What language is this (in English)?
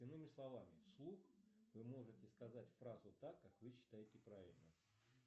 Russian